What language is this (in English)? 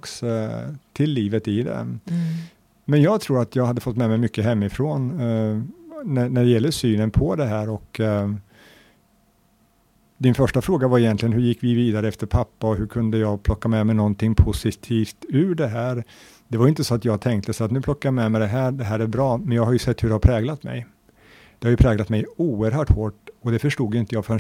Swedish